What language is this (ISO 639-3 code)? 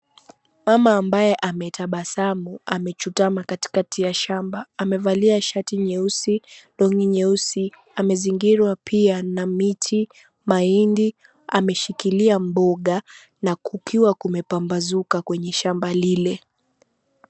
swa